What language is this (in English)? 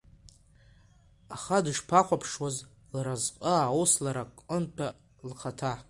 Abkhazian